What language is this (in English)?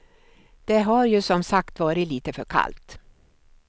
Swedish